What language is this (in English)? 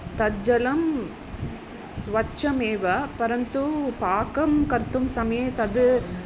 Sanskrit